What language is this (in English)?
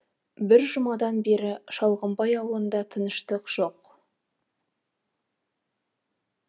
Kazakh